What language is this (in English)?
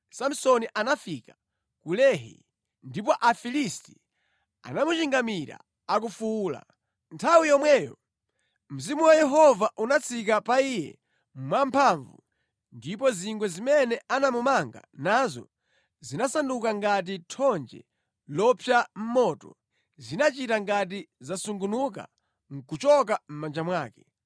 Nyanja